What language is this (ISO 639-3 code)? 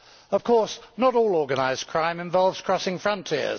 eng